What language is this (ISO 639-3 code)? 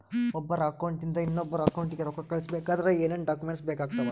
kan